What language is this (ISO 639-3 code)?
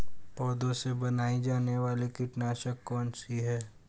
hin